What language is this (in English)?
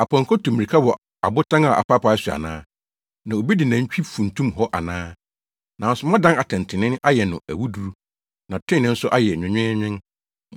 Akan